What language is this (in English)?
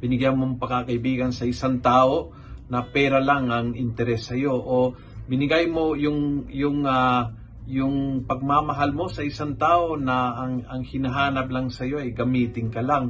Filipino